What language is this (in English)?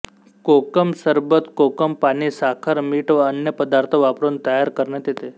Marathi